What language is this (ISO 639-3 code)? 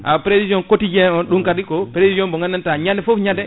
ful